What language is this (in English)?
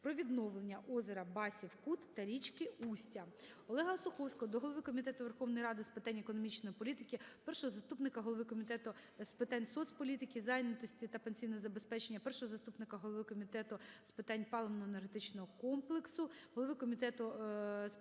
Ukrainian